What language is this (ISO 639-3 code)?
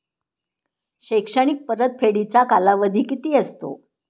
mar